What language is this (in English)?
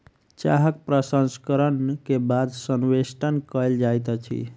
Maithili